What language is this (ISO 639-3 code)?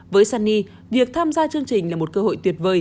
vie